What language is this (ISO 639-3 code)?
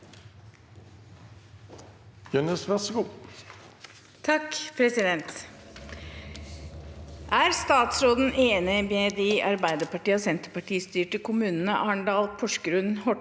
nor